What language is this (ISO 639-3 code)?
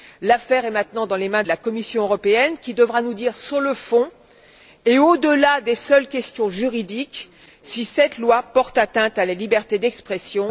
fra